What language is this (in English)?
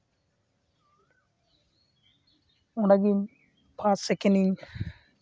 Santali